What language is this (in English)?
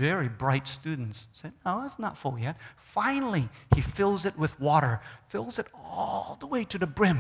English